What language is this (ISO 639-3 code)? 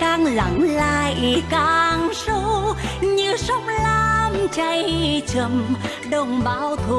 vie